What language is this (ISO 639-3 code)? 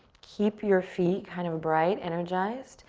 eng